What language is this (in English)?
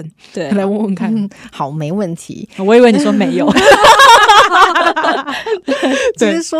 Chinese